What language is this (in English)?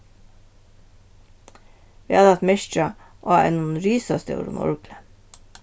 Faroese